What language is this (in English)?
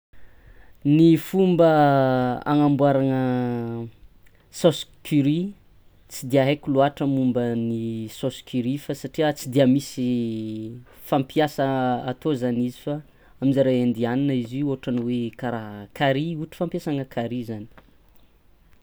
Tsimihety Malagasy